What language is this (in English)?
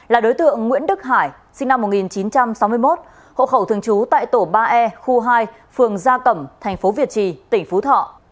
Vietnamese